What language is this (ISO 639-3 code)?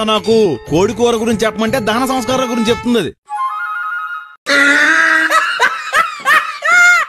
tel